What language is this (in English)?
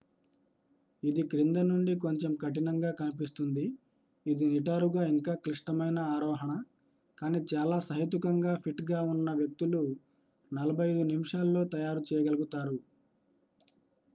Telugu